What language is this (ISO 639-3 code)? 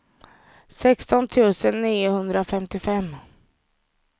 swe